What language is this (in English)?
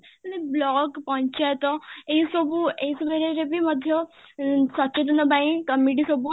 Odia